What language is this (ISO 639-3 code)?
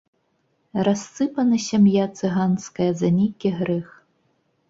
bel